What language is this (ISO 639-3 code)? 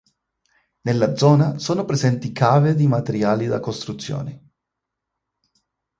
ita